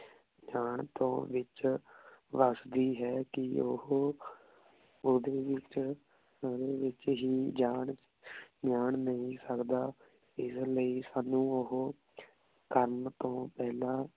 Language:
Punjabi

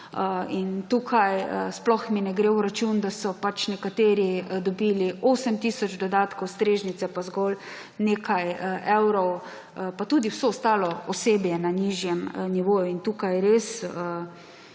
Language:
Slovenian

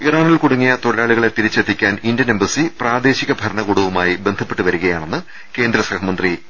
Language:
Malayalam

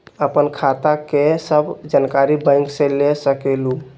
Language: Magahi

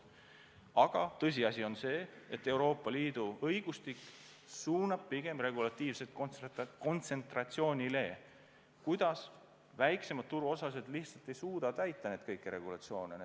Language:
Estonian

